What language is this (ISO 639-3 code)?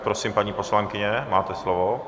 ces